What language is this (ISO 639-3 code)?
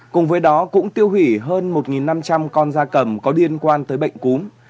vie